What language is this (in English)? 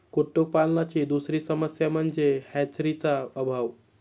Marathi